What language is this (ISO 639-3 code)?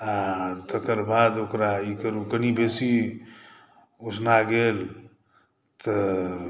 mai